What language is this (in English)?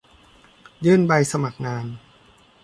Thai